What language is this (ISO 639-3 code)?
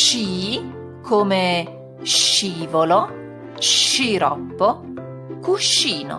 ita